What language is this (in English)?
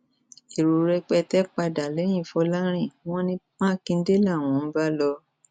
Yoruba